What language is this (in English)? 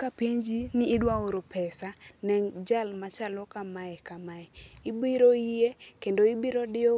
Luo (Kenya and Tanzania)